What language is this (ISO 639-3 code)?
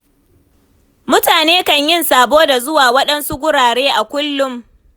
hau